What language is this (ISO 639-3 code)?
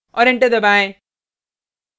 hin